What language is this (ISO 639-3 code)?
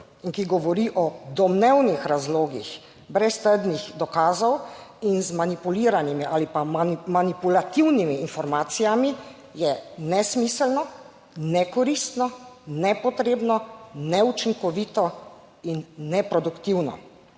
slv